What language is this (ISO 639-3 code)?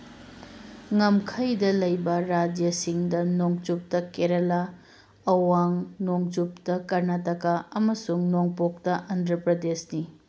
mni